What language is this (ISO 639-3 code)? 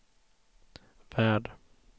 swe